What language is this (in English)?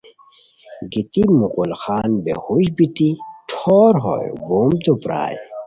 Khowar